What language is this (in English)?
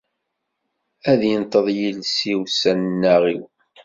Kabyle